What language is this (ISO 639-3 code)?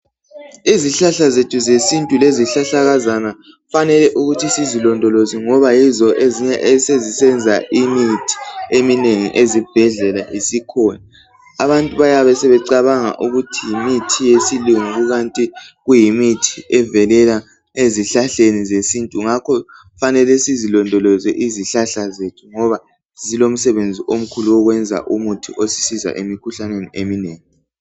nde